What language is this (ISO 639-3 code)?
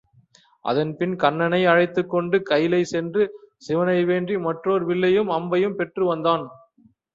tam